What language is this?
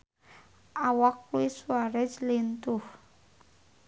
Sundanese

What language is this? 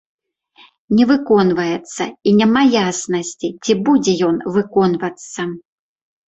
Belarusian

